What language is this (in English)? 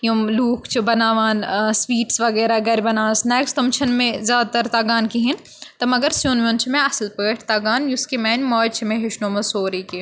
Kashmiri